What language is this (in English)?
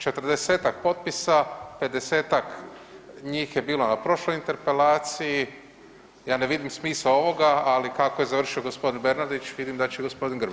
Croatian